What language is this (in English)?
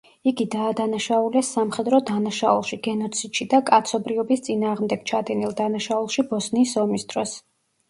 Georgian